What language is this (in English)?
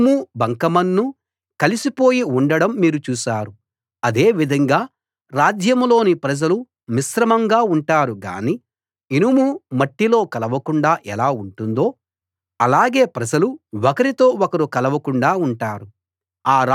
Telugu